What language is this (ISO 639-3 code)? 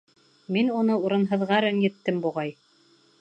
bak